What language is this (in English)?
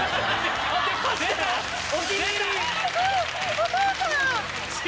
Japanese